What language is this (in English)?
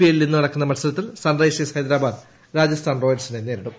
Malayalam